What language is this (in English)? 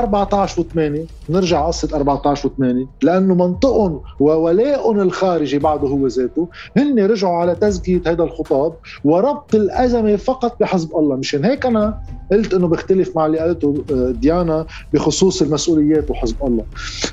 Arabic